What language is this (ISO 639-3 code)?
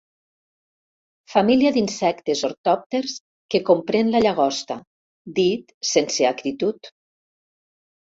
cat